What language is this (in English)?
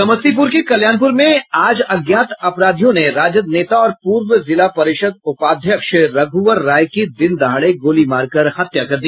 Hindi